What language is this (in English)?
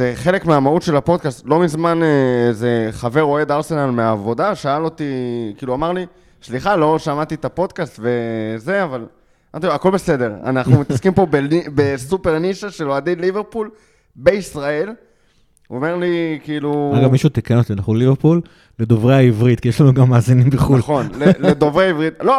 Hebrew